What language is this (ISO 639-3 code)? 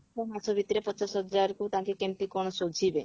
ori